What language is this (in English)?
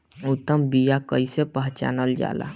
Bhojpuri